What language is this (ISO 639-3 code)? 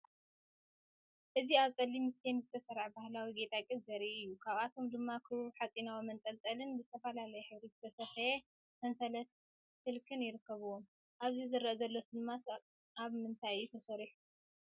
tir